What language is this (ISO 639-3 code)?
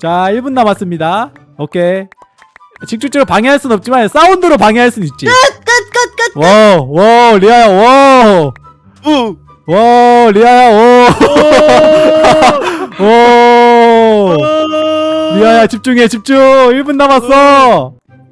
kor